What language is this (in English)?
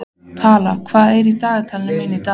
Icelandic